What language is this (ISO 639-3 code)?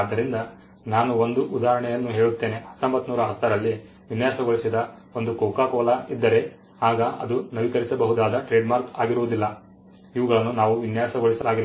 kan